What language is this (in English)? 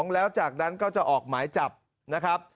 Thai